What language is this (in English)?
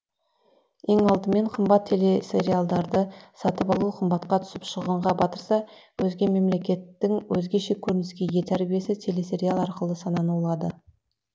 Kazakh